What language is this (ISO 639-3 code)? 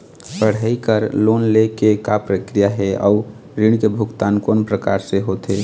hne